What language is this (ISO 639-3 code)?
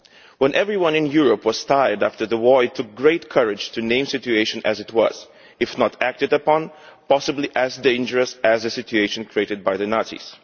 eng